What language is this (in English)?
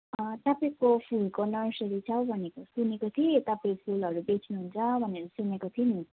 Nepali